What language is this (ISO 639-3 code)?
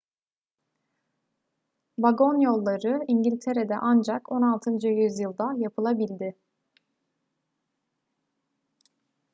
tur